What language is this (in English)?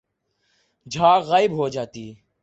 Urdu